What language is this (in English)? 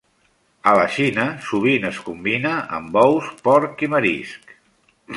Catalan